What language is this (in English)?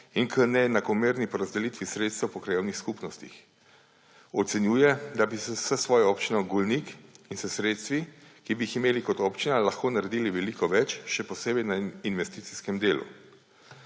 Slovenian